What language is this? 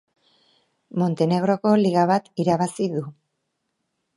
Basque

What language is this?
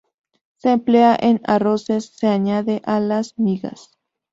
Spanish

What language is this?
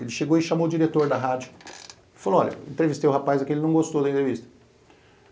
Portuguese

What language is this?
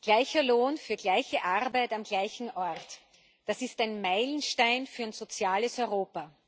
German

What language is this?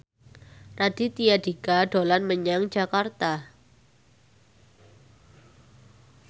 Javanese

